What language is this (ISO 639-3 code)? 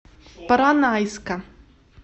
rus